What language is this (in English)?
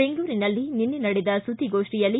Kannada